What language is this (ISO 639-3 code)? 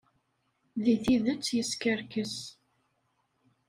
kab